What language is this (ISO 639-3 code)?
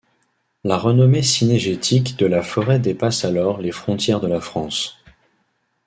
fra